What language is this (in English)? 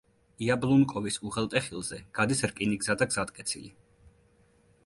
Georgian